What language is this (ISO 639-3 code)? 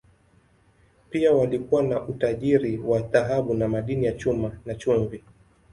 swa